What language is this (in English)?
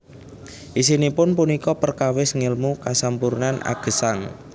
Javanese